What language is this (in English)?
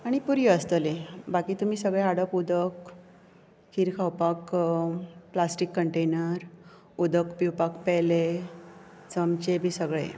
Konkani